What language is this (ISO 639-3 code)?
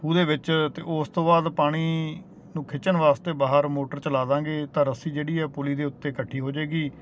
pan